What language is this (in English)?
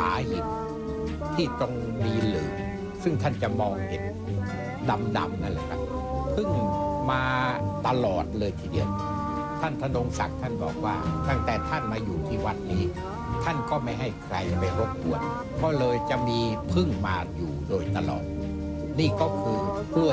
Thai